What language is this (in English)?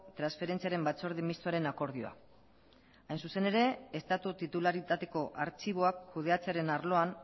Basque